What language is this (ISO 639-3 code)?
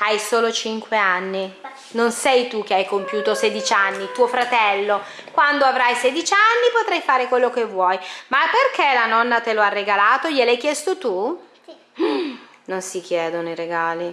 ita